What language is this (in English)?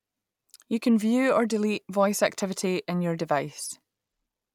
English